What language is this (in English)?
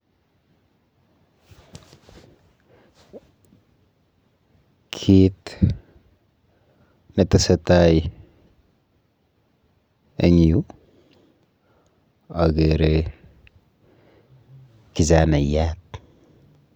Kalenjin